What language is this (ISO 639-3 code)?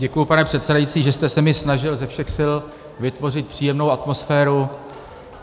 ces